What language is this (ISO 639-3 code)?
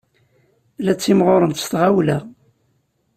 kab